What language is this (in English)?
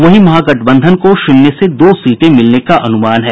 Hindi